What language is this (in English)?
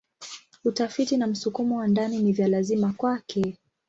Swahili